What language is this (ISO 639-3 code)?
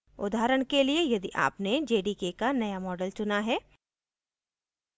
hin